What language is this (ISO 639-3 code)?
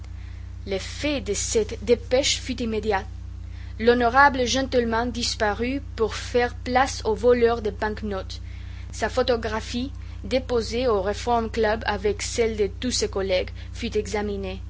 fra